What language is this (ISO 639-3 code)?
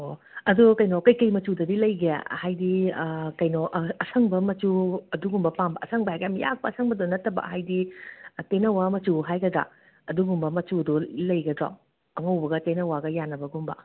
mni